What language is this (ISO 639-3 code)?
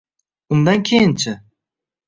uzb